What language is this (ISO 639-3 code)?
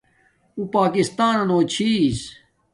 dmk